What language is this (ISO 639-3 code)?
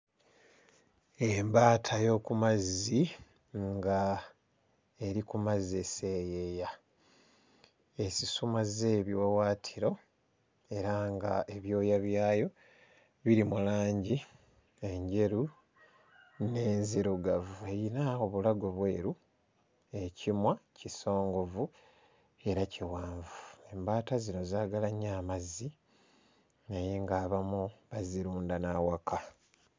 lug